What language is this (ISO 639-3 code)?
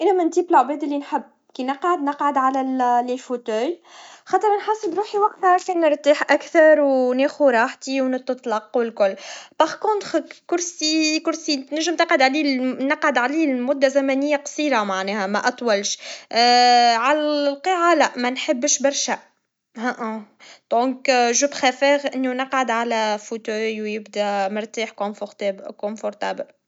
aeb